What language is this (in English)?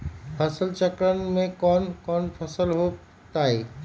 Magahi